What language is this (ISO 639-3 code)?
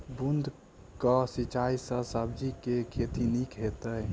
mai